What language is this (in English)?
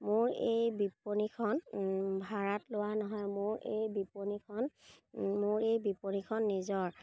Assamese